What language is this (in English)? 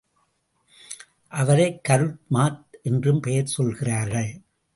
Tamil